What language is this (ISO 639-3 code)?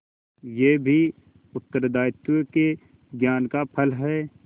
hin